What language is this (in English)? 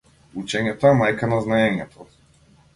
Macedonian